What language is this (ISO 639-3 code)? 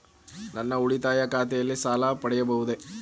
kan